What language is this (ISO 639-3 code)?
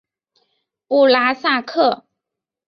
zho